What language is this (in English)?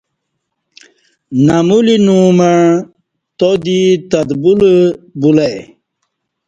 Kati